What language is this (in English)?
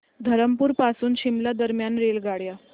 Marathi